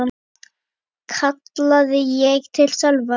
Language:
Icelandic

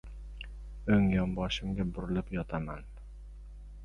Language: Uzbek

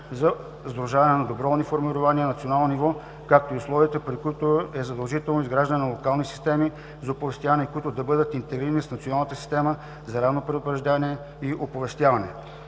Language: Bulgarian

